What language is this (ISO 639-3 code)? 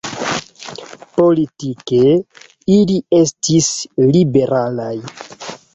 epo